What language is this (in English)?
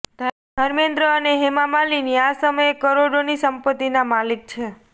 Gujarati